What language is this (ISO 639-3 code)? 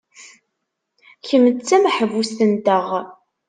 kab